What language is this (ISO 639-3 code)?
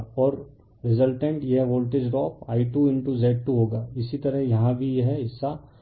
hin